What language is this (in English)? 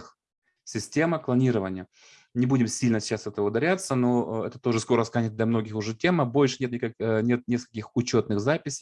Russian